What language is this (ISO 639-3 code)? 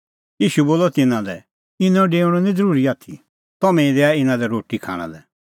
kfx